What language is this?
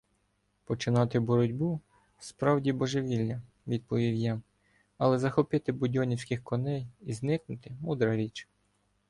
Ukrainian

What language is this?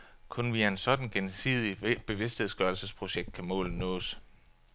Danish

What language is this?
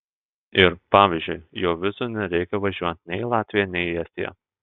Lithuanian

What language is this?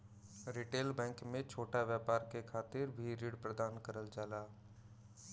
Bhojpuri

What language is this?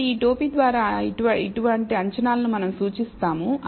Telugu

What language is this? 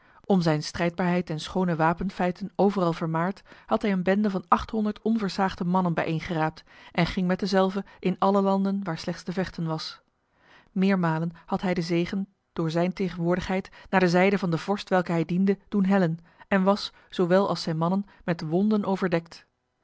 Dutch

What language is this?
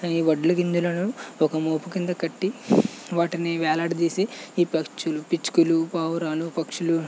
Telugu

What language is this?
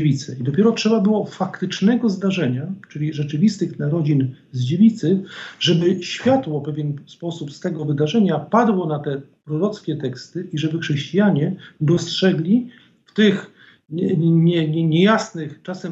Polish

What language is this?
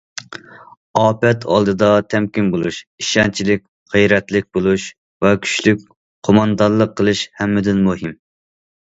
Uyghur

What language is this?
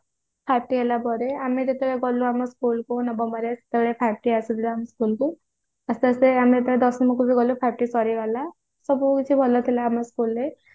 Odia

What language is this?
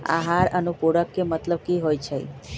Magahi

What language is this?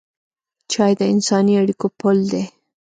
Pashto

